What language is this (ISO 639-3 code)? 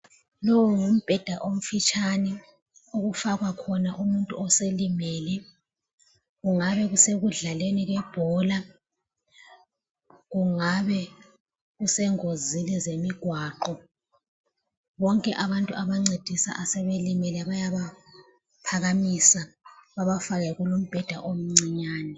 nde